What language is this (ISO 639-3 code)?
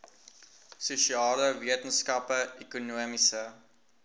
afr